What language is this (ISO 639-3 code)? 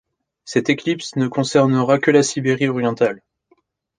fra